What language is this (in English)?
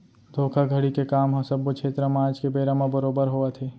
Chhattisgarhi